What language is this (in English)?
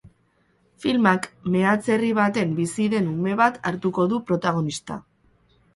Basque